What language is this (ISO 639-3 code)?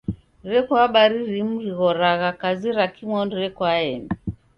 dav